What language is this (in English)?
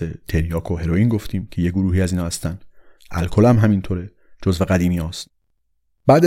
Persian